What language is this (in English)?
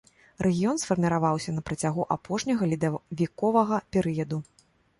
Belarusian